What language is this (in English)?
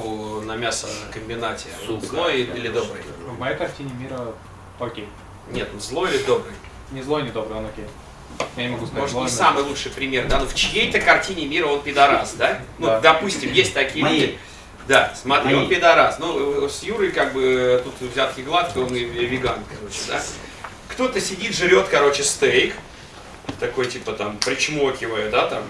Russian